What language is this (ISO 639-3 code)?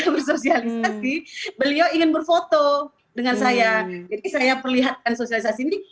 ind